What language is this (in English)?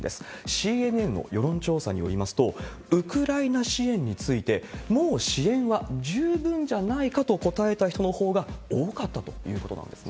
Japanese